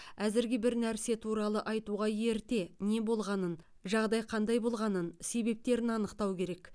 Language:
Kazakh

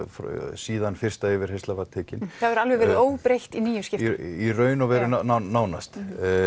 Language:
Icelandic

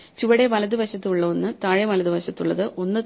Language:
Malayalam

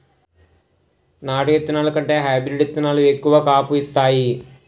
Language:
Telugu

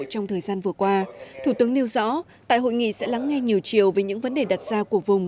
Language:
Vietnamese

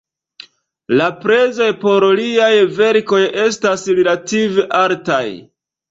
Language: Esperanto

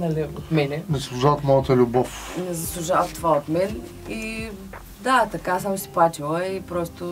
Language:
Bulgarian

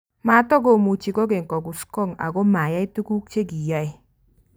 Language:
Kalenjin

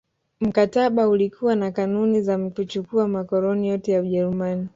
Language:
Swahili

